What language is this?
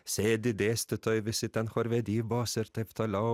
Lithuanian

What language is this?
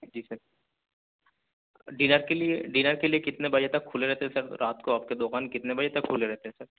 Urdu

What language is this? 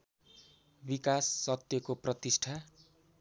Nepali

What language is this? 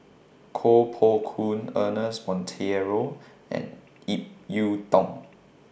English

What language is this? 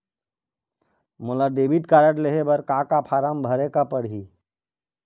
Chhattisgarhi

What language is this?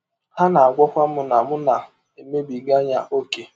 Igbo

